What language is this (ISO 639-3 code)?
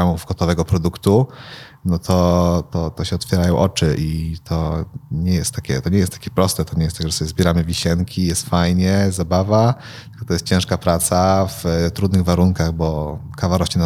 pol